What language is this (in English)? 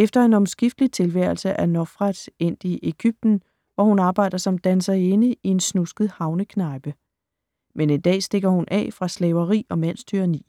Danish